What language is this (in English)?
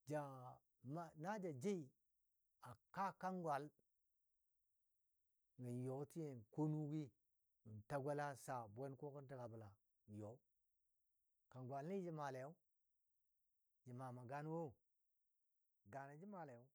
Dadiya